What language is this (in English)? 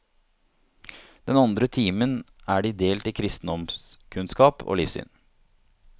Norwegian